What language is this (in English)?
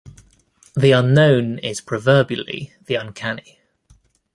English